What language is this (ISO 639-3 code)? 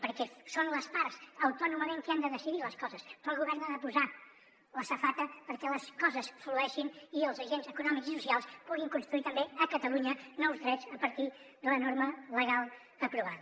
cat